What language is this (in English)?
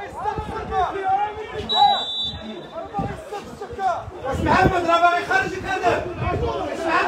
Arabic